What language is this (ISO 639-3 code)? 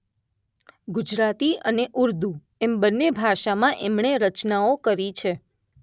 guj